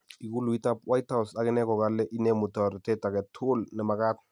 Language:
Kalenjin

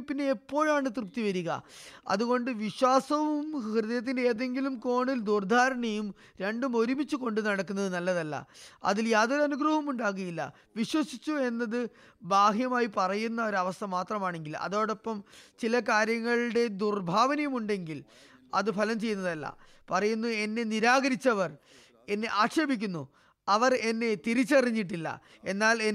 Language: Malayalam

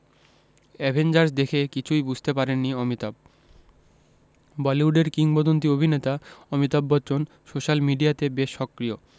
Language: Bangla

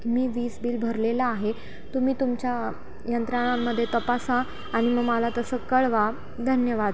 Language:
Marathi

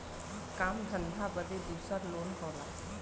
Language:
Bhojpuri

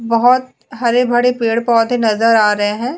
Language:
Hindi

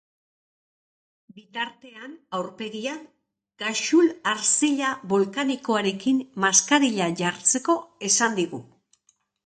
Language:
Basque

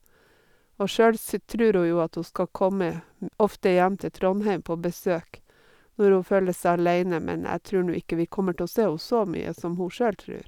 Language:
Norwegian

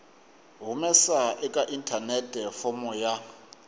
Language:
Tsonga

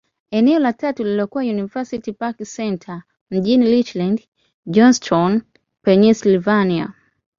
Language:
Swahili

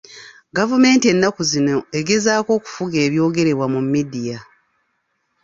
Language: Ganda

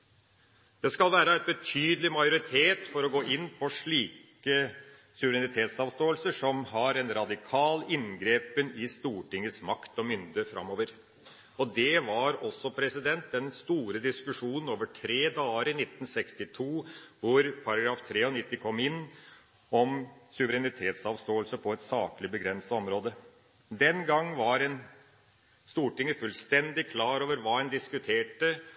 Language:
Norwegian Bokmål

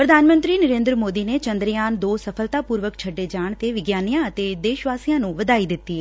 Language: Punjabi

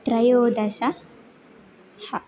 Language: Sanskrit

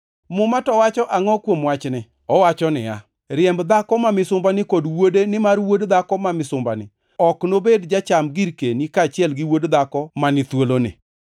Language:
Luo (Kenya and Tanzania)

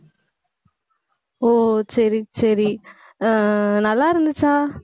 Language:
Tamil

